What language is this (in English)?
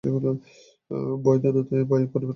Bangla